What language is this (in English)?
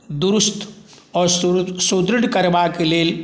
Maithili